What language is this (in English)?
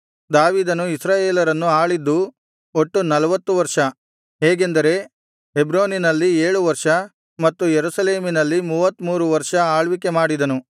Kannada